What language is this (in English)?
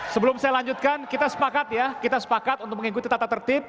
Indonesian